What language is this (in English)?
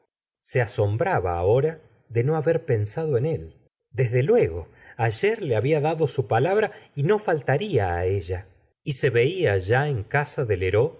Spanish